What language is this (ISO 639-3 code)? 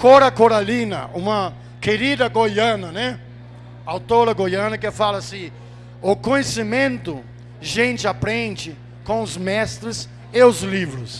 por